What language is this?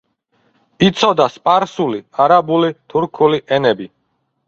Georgian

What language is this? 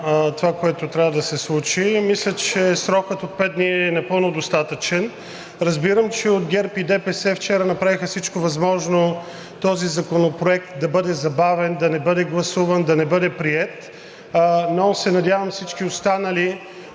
Bulgarian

